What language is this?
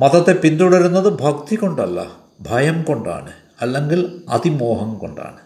Malayalam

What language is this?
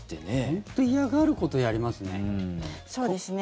Japanese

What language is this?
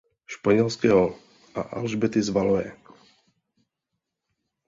Czech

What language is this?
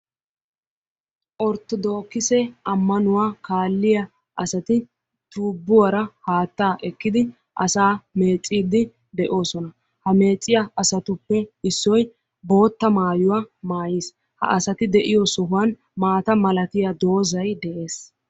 Wolaytta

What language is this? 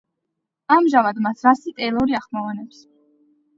Georgian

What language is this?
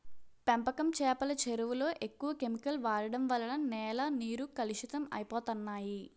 Telugu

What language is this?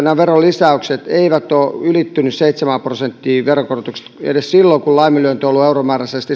Finnish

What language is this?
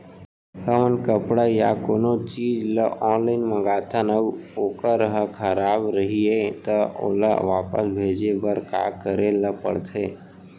Chhattisgarhi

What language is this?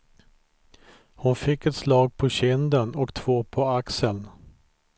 Swedish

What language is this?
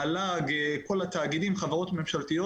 Hebrew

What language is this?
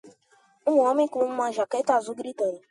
Portuguese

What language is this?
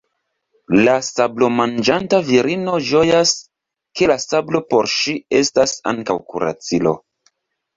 Esperanto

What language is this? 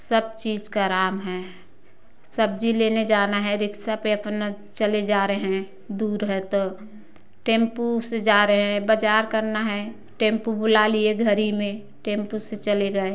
Hindi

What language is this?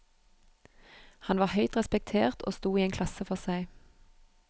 Norwegian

